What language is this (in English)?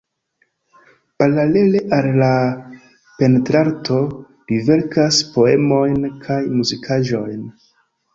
Esperanto